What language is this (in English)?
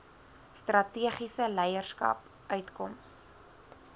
Afrikaans